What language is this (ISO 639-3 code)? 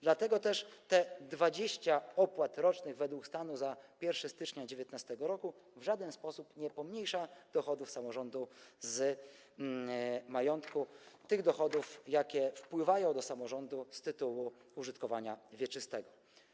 pol